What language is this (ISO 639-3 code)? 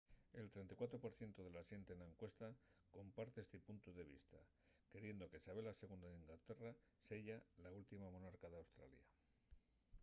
ast